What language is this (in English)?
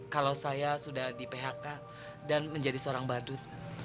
Indonesian